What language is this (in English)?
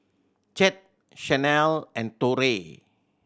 English